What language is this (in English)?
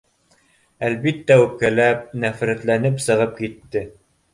Bashkir